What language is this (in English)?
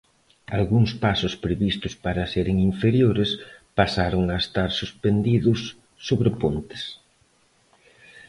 Galician